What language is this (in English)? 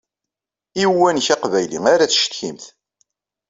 Kabyle